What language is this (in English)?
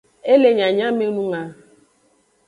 Aja (Benin)